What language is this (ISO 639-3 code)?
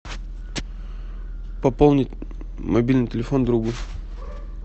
rus